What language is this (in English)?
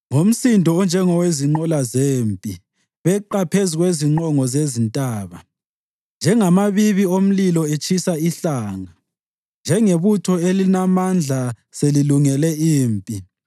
North Ndebele